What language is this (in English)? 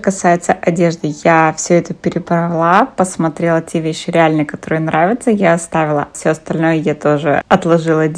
Russian